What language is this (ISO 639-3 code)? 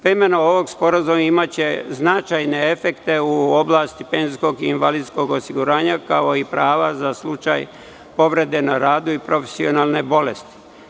srp